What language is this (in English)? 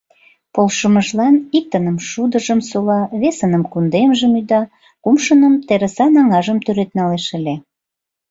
Mari